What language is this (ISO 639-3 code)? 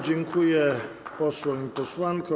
pol